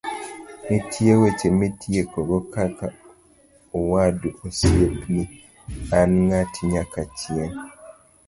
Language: Luo (Kenya and Tanzania)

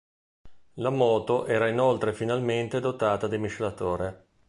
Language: Italian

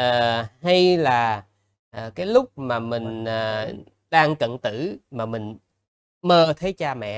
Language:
Vietnamese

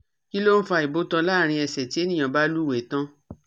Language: Yoruba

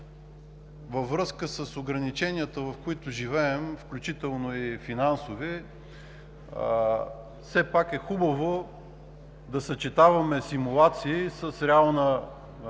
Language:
Bulgarian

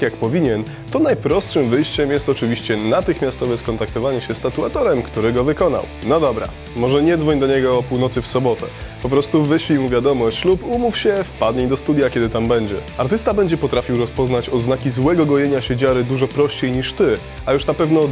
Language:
Polish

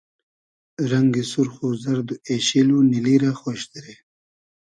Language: Hazaragi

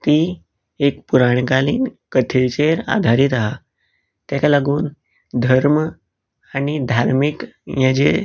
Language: Konkani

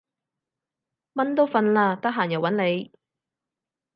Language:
Cantonese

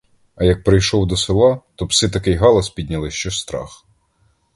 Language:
Ukrainian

